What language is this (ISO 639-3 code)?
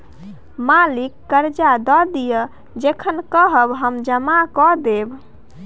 mai